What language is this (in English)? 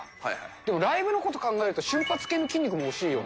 Japanese